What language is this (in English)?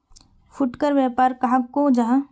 Magahi